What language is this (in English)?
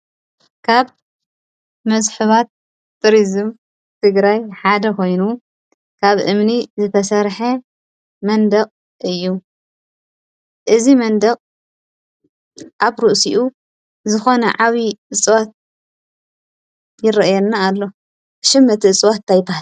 Tigrinya